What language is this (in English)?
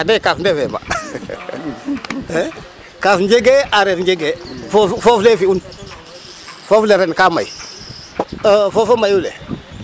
Serer